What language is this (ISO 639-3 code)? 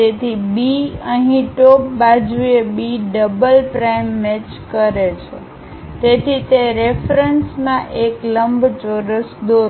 guj